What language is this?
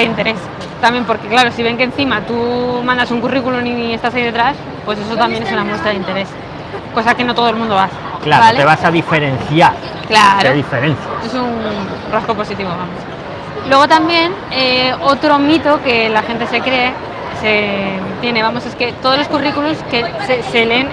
Spanish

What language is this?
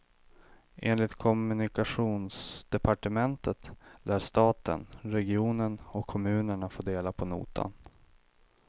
Swedish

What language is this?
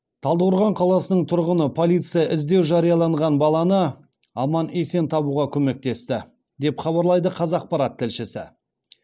Kazakh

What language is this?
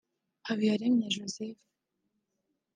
Kinyarwanda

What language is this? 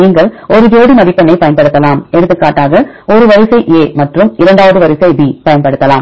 Tamil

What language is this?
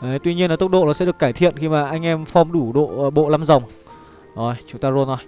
Vietnamese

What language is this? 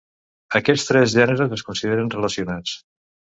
Catalan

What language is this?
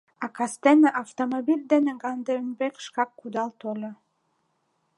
Mari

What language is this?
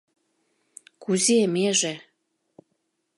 Mari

